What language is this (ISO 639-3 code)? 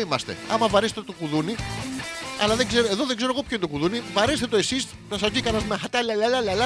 ell